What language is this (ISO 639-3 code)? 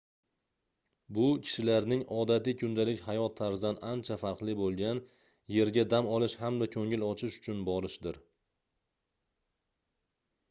uzb